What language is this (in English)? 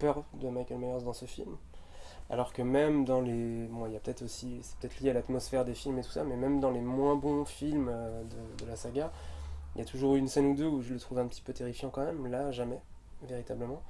French